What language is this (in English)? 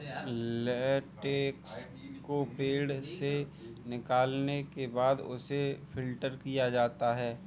Hindi